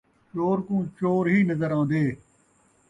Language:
Saraiki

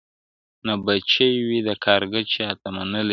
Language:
Pashto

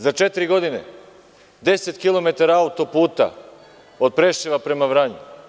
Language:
Serbian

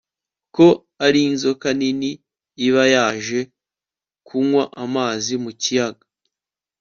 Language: Kinyarwanda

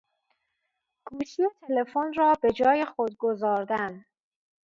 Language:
Persian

